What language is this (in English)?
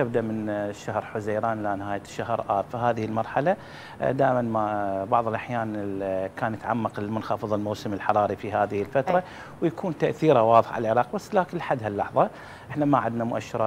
Arabic